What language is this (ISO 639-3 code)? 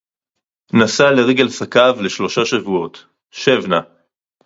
heb